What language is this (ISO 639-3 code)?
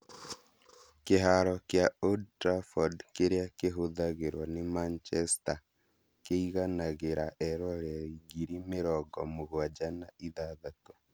kik